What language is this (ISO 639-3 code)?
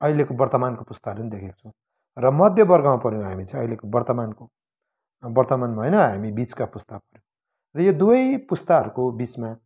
nep